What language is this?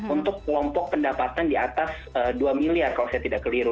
Indonesian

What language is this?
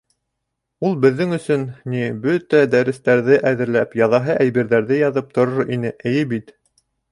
Bashkir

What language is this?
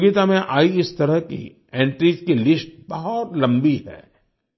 Hindi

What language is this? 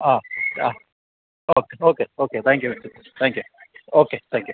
Malayalam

